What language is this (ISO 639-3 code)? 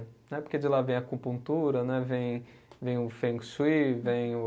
por